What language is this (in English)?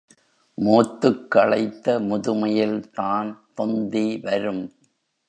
Tamil